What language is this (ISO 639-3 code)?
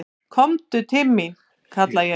isl